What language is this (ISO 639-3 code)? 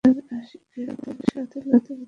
ben